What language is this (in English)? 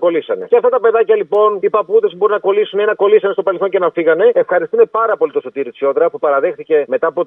Greek